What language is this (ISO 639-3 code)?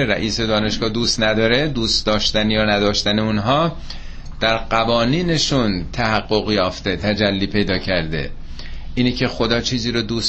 fas